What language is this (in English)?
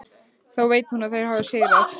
Icelandic